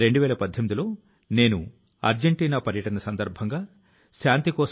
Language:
Telugu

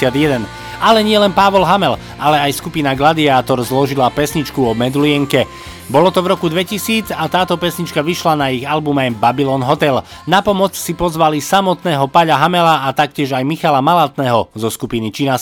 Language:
Slovak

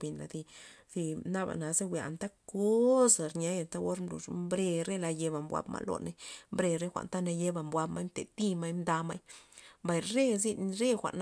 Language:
Loxicha Zapotec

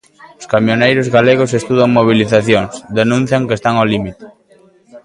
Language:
Galician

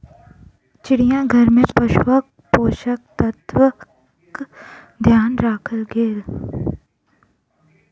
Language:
Maithili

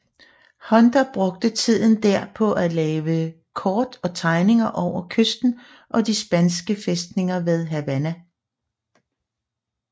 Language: Danish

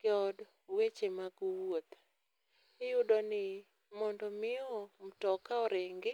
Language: Luo (Kenya and Tanzania)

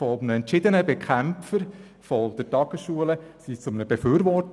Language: Swiss German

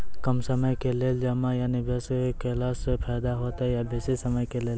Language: Maithili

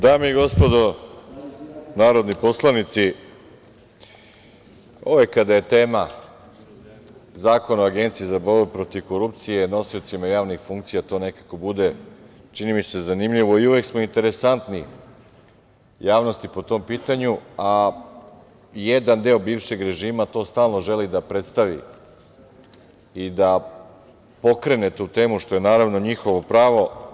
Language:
Serbian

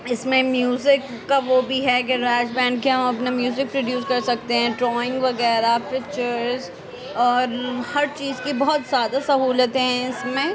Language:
Urdu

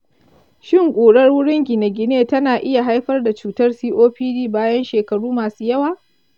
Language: Hausa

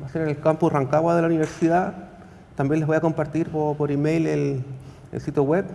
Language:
Spanish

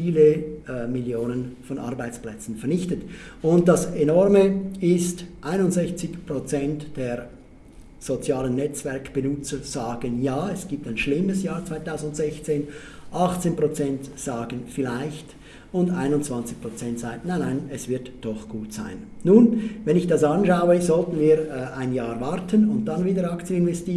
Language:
German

